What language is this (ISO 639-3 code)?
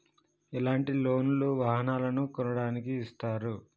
tel